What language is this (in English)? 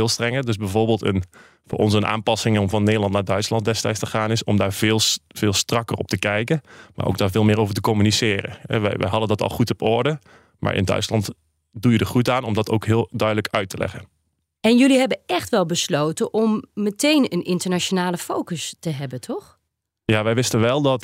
Dutch